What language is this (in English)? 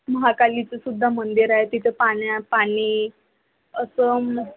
Marathi